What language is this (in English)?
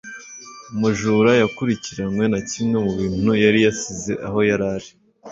Kinyarwanda